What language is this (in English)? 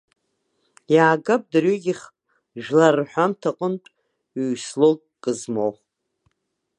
Abkhazian